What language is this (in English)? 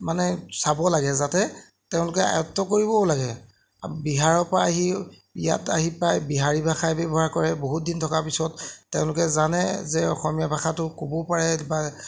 Assamese